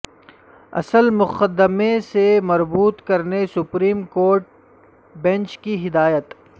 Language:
Urdu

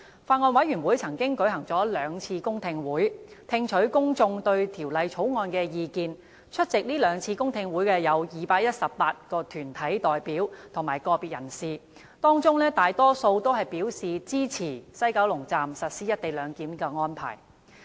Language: Cantonese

